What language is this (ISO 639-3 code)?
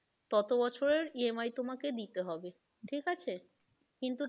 ben